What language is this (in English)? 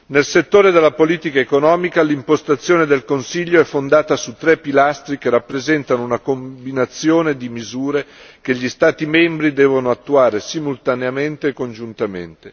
Italian